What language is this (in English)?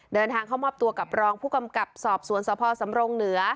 Thai